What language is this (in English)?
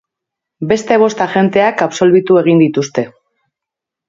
Basque